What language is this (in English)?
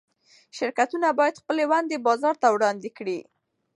Pashto